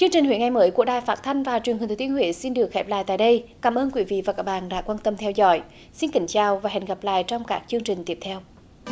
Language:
Vietnamese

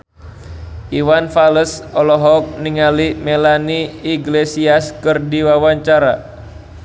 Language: Sundanese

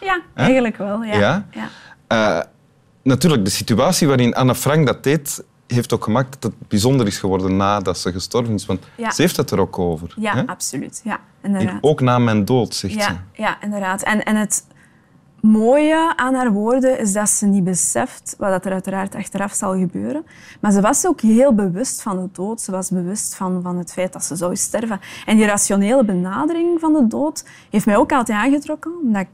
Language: Dutch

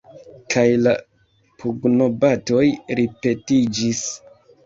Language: Esperanto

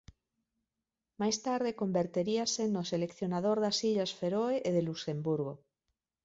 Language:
Galician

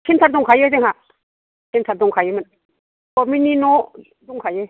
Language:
Bodo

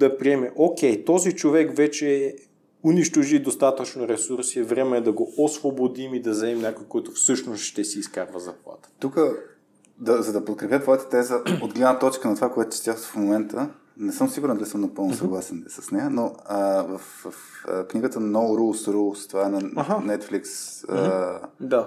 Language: Bulgarian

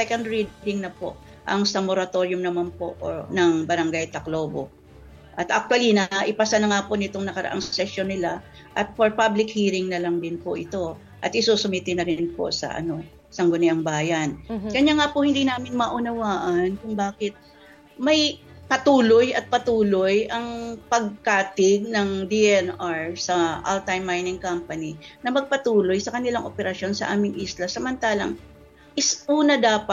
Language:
Filipino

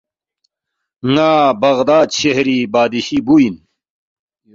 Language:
Balti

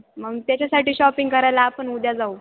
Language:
Marathi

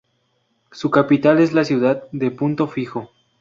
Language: Spanish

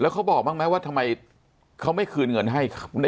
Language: Thai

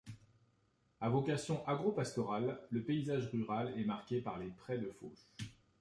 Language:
French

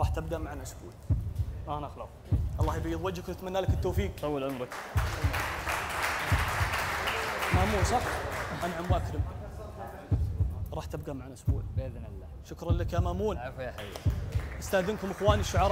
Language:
Arabic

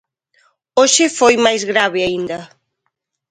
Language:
Galician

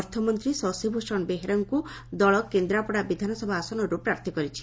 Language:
Odia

